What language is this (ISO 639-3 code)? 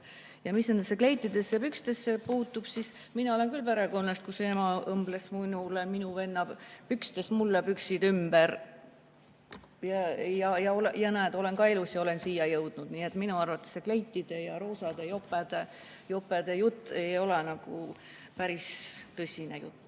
est